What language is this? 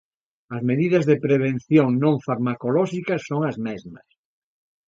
Galician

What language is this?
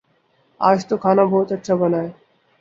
Urdu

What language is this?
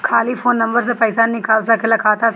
Bhojpuri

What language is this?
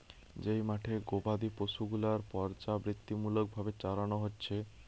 Bangla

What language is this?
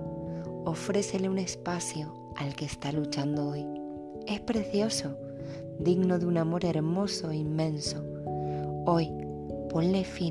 Spanish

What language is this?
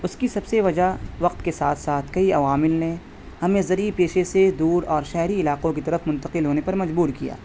Urdu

